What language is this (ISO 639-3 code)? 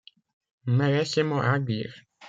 fra